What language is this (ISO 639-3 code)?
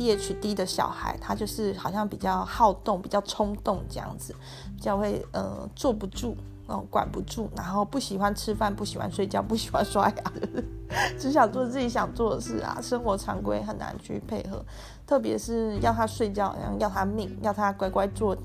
zho